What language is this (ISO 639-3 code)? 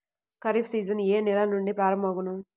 tel